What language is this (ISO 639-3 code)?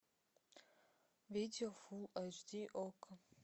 rus